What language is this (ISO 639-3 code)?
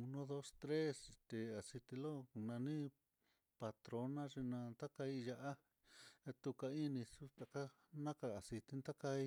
vmm